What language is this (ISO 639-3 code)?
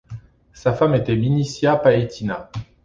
fra